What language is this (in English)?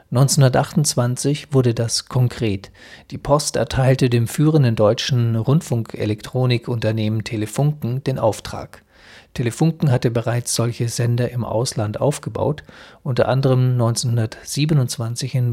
German